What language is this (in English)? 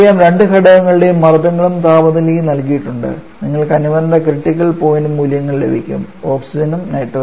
Malayalam